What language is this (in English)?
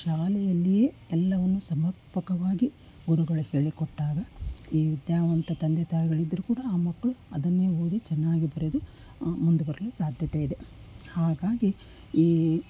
Kannada